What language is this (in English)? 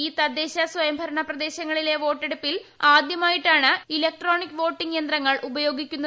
Malayalam